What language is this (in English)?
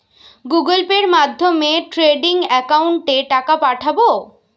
Bangla